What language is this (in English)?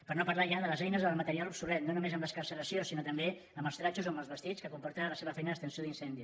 Catalan